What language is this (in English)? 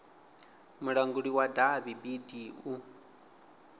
Venda